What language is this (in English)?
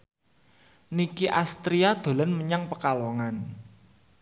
Javanese